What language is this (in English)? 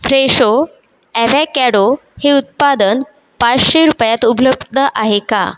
Marathi